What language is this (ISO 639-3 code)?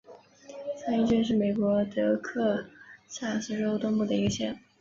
zho